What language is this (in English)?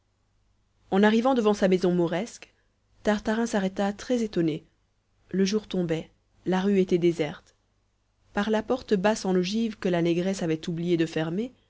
French